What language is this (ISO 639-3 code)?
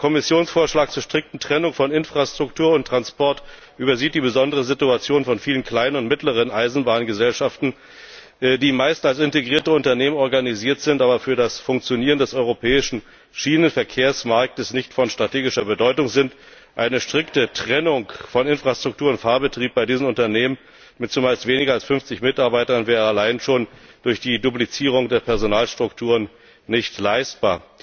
deu